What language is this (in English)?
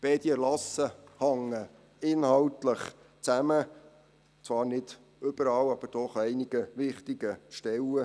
Swiss German